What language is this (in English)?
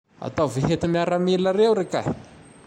Tandroy-Mahafaly Malagasy